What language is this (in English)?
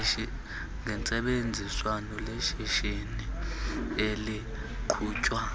Xhosa